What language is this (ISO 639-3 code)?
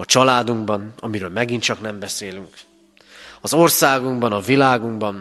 hun